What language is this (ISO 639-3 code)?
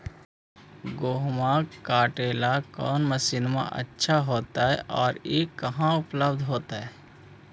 mag